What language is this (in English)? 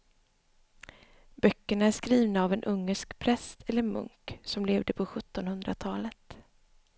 Swedish